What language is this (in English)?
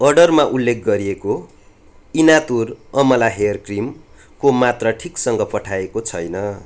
Nepali